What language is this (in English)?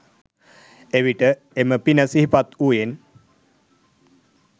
Sinhala